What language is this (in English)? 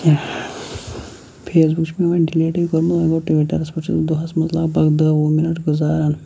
Kashmiri